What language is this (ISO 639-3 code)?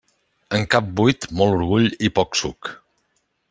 cat